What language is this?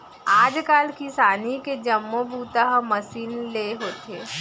Chhattisgarhi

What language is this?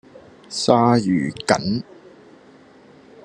Cantonese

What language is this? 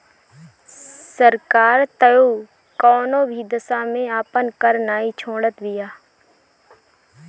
Bhojpuri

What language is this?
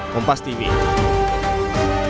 Indonesian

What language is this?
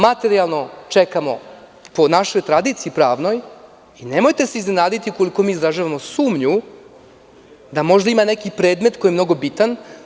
Serbian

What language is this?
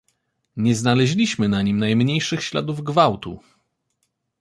Polish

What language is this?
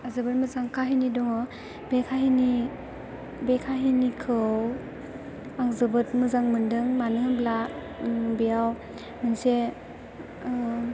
Bodo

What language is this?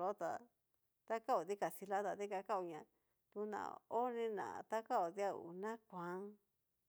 Cacaloxtepec Mixtec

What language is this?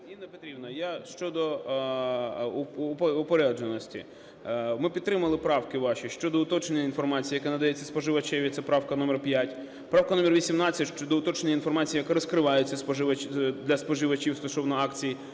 Ukrainian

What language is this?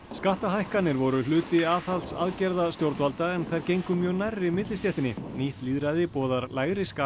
Icelandic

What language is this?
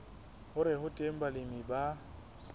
Southern Sotho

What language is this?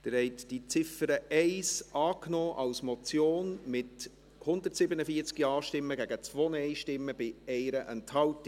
Swiss German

